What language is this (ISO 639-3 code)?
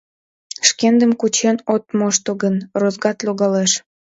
chm